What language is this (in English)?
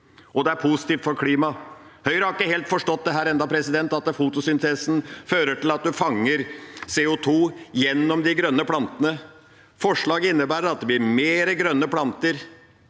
Norwegian